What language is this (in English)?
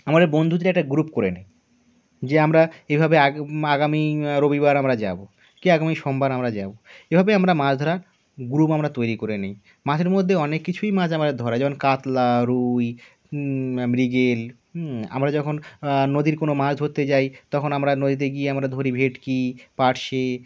Bangla